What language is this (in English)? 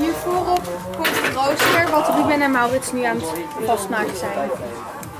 Dutch